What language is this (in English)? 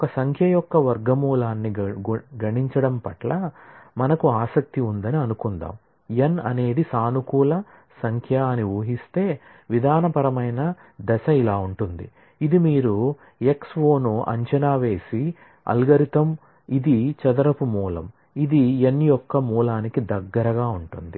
Telugu